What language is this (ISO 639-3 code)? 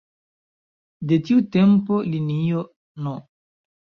epo